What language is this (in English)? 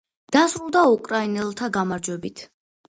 Georgian